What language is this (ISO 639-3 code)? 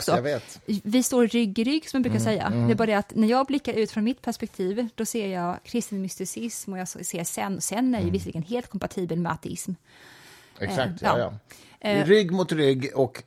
swe